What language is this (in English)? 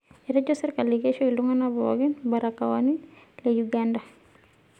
Masai